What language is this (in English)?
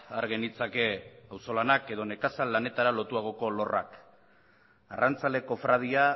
Basque